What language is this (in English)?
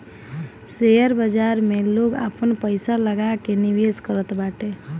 Bhojpuri